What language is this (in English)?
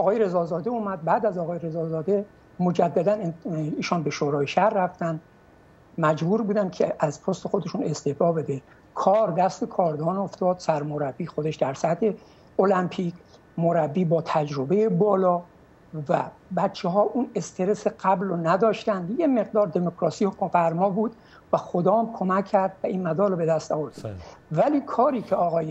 Persian